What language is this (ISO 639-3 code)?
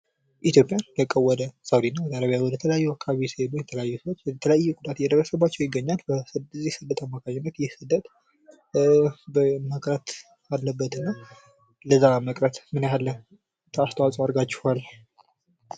amh